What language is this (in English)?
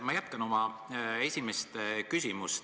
Estonian